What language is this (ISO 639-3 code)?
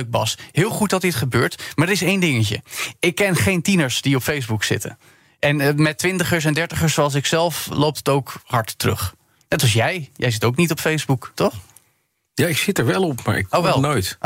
nld